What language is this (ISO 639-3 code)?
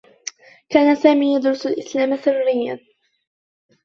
ara